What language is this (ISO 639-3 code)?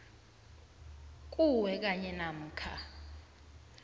nbl